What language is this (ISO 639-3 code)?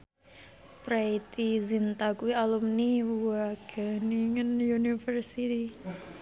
jav